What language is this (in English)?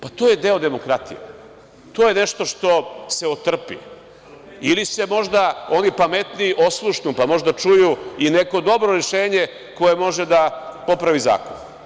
Serbian